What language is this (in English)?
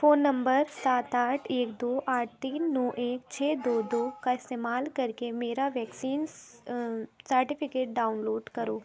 Urdu